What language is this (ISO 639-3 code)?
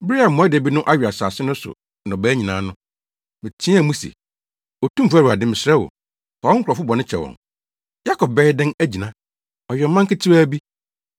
aka